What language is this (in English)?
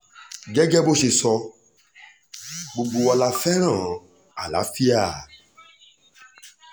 Yoruba